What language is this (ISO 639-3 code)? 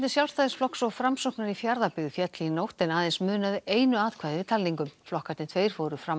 isl